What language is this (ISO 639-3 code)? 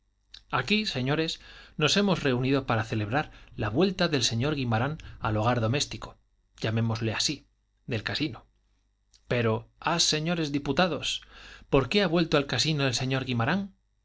spa